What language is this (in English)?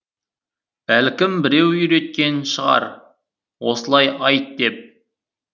Kazakh